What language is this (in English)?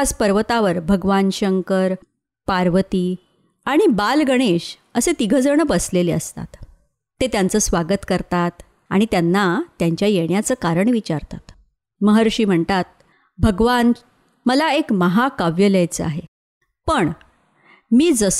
Marathi